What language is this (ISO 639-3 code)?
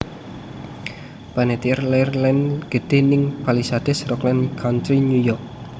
jav